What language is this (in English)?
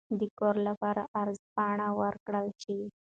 Pashto